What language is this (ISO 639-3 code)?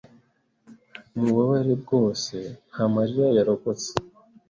kin